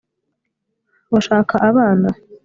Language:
Kinyarwanda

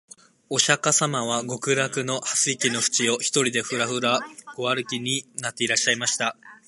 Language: Japanese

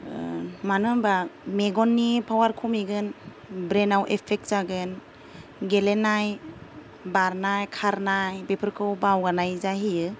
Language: Bodo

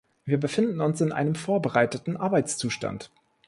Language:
German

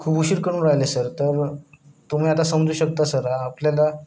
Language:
Marathi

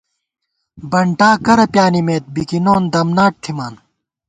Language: Gawar-Bati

